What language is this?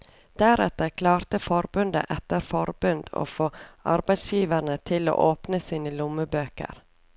Norwegian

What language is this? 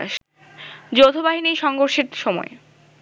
Bangla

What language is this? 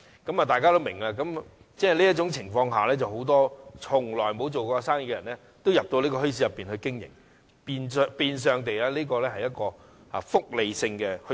Cantonese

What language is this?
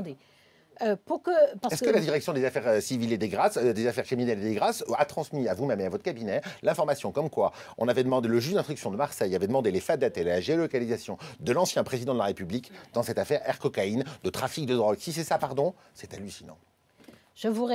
French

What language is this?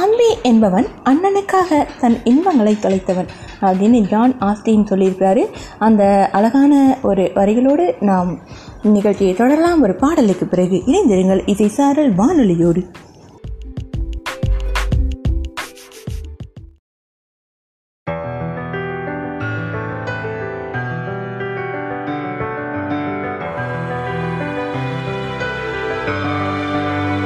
Tamil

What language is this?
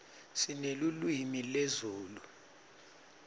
Swati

